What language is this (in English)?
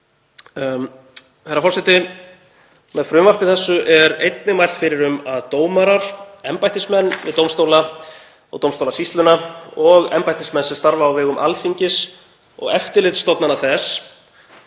Icelandic